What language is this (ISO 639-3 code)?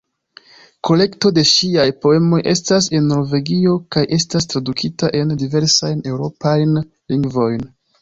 epo